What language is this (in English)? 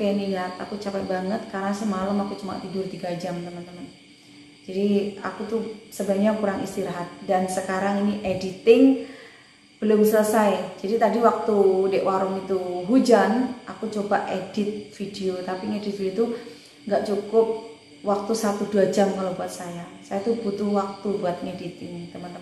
Indonesian